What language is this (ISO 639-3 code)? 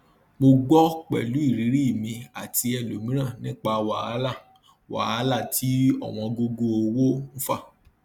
yor